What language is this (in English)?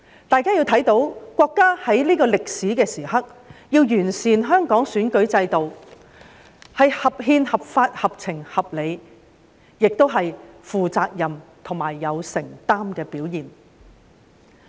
Cantonese